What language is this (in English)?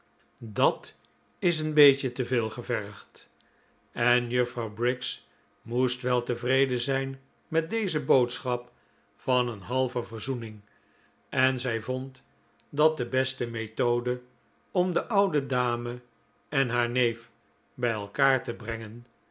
Dutch